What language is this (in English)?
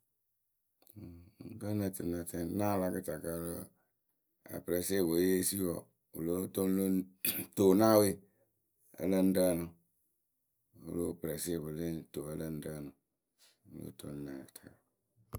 Akebu